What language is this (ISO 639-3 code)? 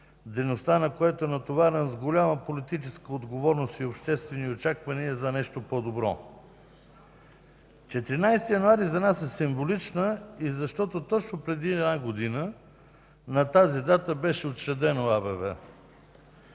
bul